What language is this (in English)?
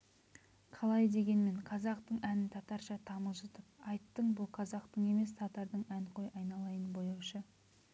Kazakh